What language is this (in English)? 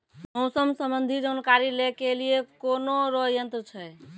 Maithili